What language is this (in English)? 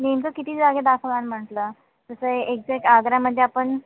Marathi